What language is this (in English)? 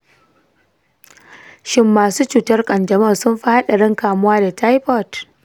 Hausa